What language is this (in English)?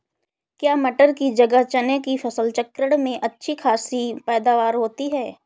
Hindi